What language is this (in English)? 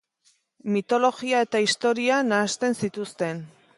Basque